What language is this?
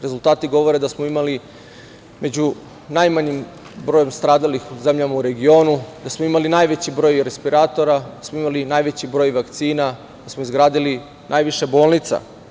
Serbian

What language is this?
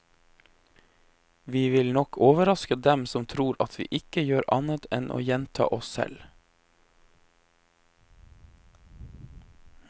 Norwegian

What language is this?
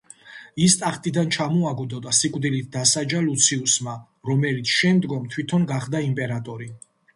Georgian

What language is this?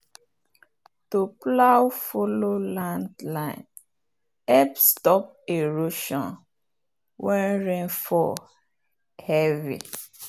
Nigerian Pidgin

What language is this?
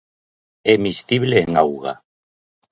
Galician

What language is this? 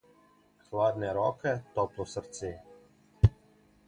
Slovenian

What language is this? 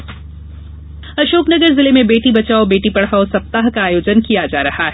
Hindi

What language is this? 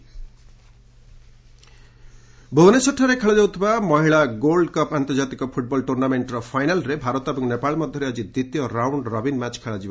Odia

